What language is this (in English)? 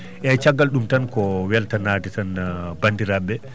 Fula